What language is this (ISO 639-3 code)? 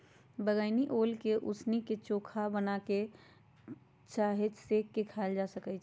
mag